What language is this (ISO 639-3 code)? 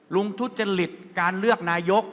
tha